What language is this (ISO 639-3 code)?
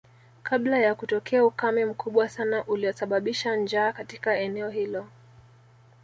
swa